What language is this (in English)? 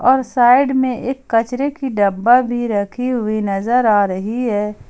Hindi